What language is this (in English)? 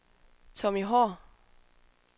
Danish